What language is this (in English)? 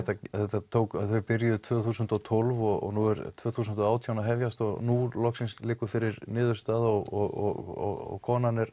Icelandic